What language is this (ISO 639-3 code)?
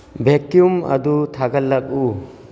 mni